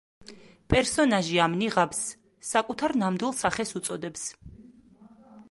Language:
Georgian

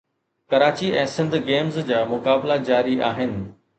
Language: Sindhi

